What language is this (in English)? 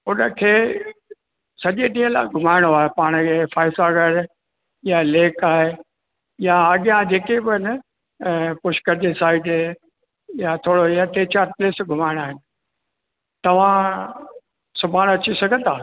Sindhi